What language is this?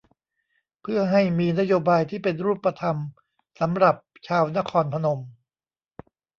Thai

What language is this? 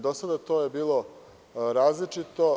Serbian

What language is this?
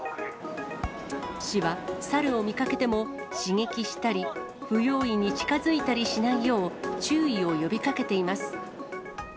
Japanese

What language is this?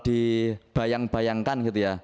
Indonesian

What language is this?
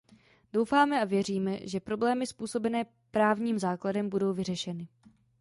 Czech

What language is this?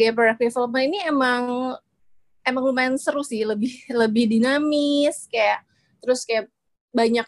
Indonesian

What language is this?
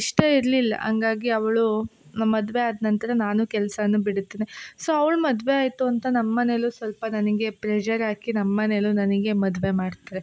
Kannada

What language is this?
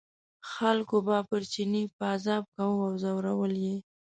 Pashto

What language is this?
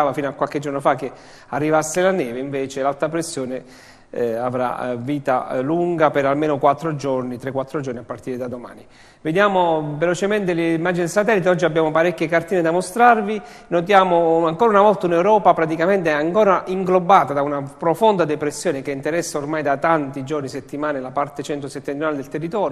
Italian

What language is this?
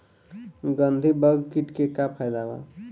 Bhojpuri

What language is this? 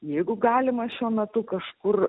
Lithuanian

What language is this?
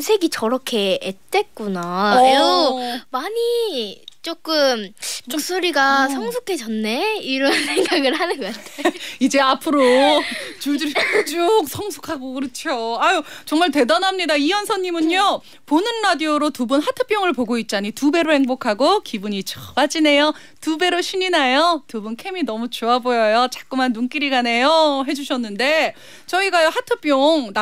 Korean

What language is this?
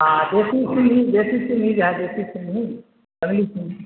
Urdu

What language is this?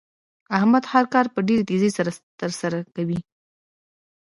Pashto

